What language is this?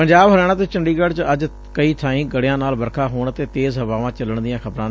Punjabi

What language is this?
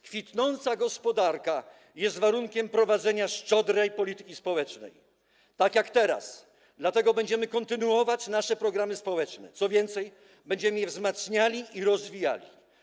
Polish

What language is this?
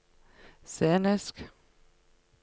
Norwegian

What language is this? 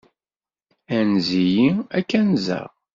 Kabyle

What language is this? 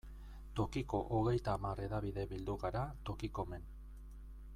Basque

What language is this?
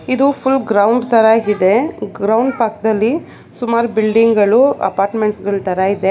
Kannada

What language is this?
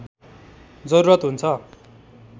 Nepali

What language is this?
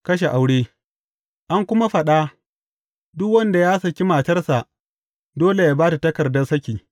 Hausa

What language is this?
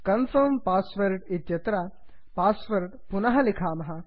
Sanskrit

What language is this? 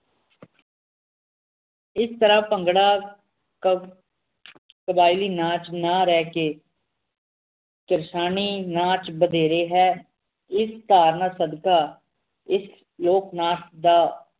Punjabi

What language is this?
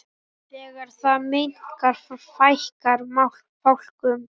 Icelandic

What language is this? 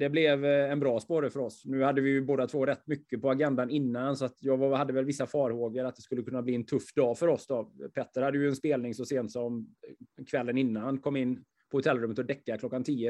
Swedish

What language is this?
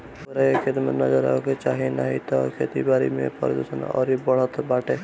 Bhojpuri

